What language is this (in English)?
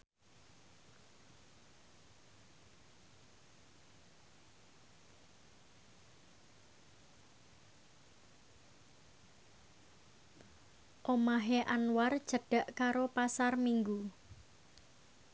Javanese